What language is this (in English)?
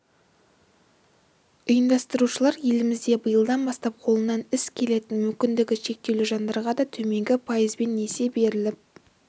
Kazakh